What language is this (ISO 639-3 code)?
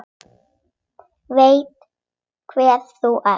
isl